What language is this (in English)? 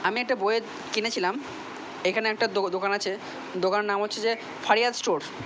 Bangla